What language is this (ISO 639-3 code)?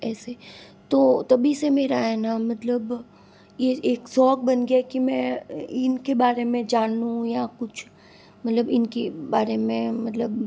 hin